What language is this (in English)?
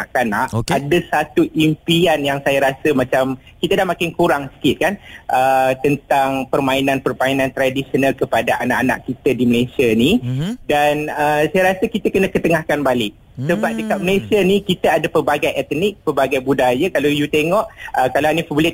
Malay